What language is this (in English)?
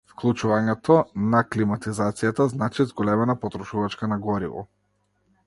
Macedonian